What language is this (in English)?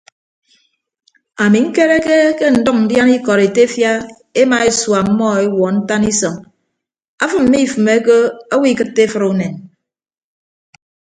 Ibibio